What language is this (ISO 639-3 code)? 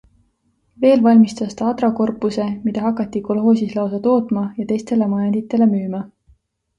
est